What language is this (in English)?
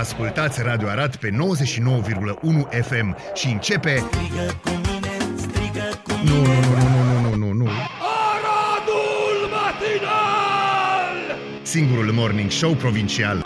Romanian